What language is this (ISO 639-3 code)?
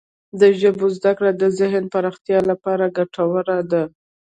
pus